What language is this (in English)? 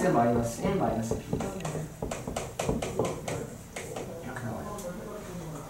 Korean